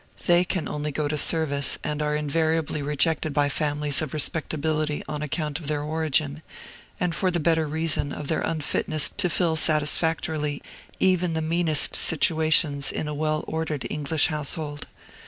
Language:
English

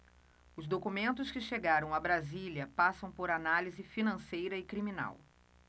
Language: Portuguese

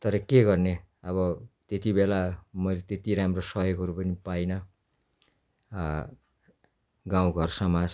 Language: Nepali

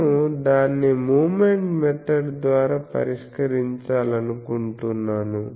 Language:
Telugu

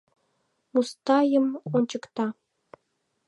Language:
Mari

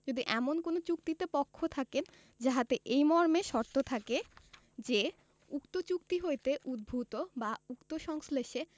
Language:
Bangla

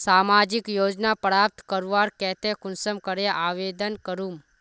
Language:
Magahi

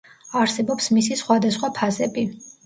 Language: Georgian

